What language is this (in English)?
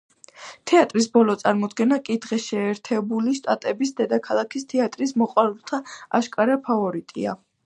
Georgian